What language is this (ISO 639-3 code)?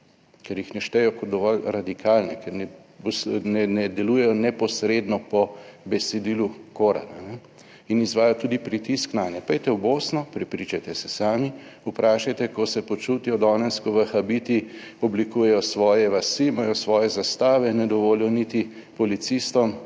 slv